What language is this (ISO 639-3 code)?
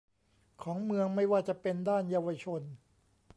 tha